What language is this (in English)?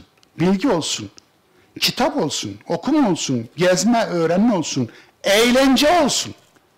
Turkish